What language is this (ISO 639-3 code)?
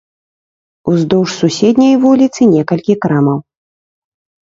bel